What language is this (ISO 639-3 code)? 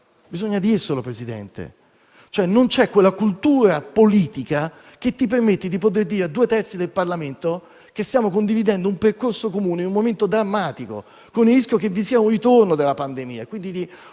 ita